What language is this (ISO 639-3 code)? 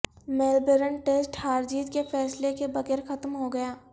urd